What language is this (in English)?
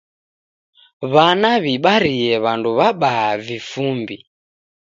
Taita